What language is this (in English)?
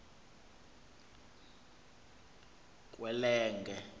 Xhosa